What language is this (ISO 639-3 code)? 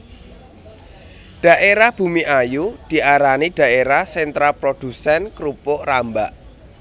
jav